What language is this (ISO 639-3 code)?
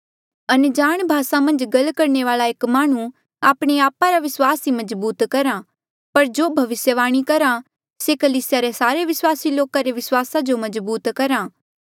mjl